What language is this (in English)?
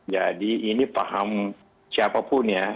Indonesian